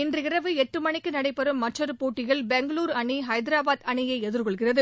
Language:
Tamil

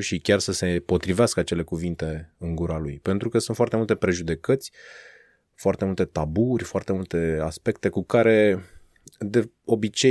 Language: Romanian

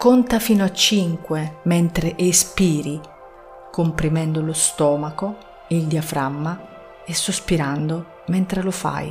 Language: Italian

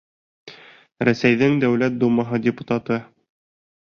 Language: Bashkir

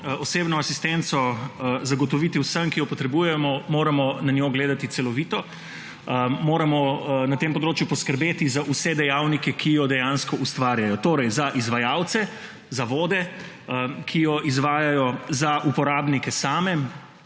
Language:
Slovenian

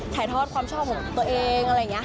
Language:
Thai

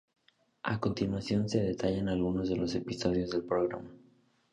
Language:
Spanish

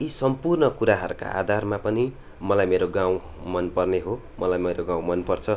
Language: Nepali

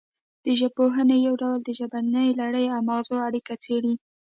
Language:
Pashto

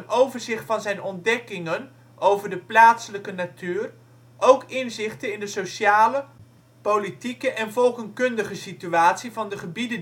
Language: Dutch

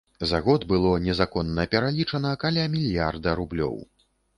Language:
Belarusian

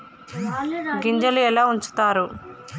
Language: Telugu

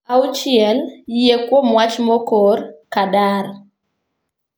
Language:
Luo (Kenya and Tanzania)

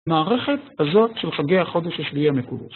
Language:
Hebrew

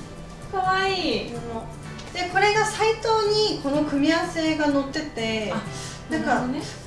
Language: Japanese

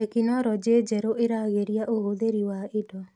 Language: Kikuyu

